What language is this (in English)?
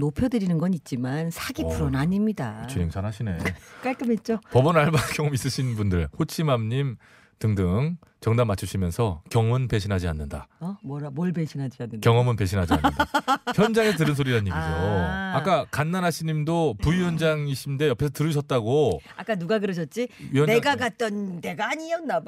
Korean